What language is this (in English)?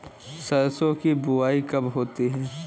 Hindi